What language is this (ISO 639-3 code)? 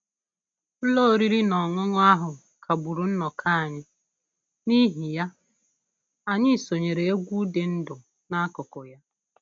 ibo